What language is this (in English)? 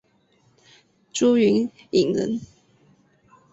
Chinese